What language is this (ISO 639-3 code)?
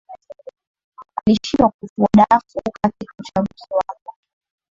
swa